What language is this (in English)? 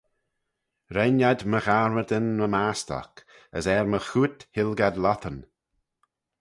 Manx